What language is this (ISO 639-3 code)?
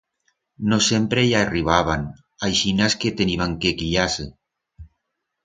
arg